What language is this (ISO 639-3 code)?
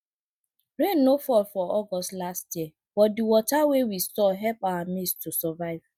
pcm